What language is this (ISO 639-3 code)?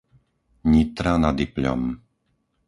slk